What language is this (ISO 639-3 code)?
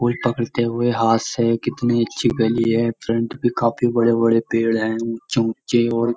hin